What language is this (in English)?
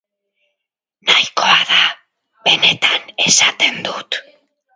Basque